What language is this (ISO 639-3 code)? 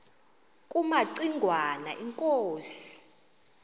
xho